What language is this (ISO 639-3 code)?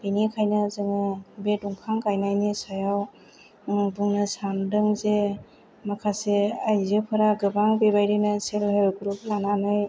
brx